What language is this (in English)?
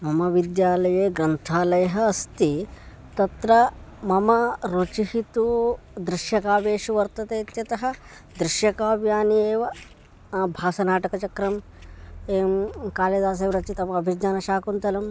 Sanskrit